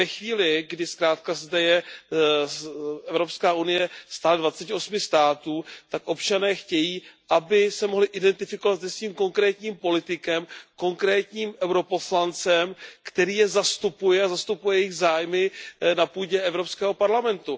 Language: Czech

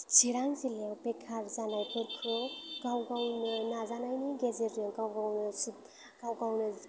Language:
Bodo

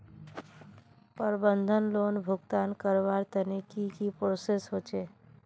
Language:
Magahi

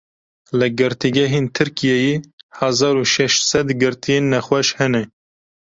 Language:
Kurdish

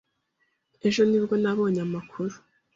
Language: Kinyarwanda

